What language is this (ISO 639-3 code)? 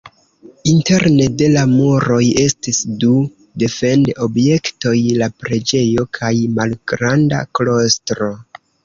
epo